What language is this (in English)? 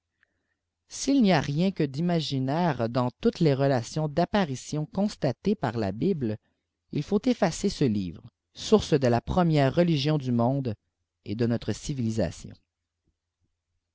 French